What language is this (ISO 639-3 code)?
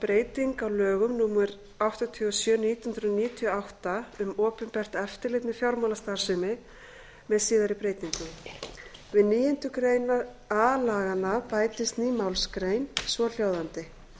isl